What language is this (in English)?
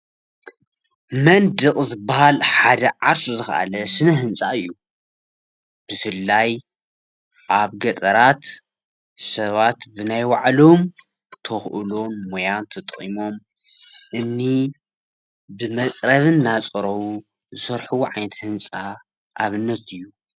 Tigrinya